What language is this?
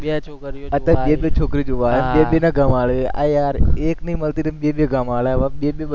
Gujarati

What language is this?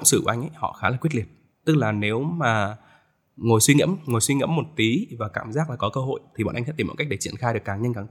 Vietnamese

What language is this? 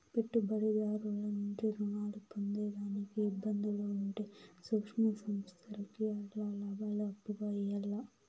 Telugu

